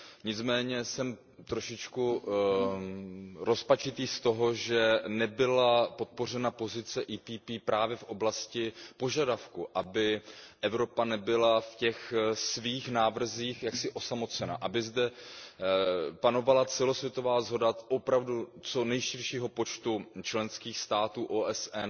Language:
Czech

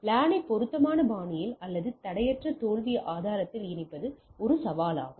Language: Tamil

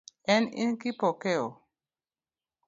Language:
Luo (Kenya and Tanzania)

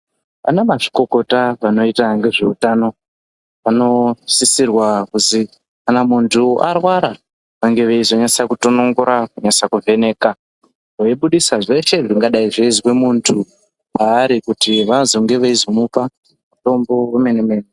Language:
Ndau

